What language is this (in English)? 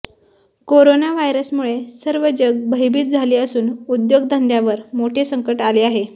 Marathi